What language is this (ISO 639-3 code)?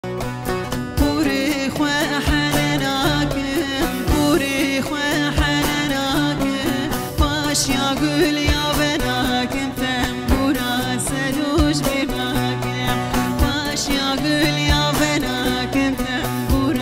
ara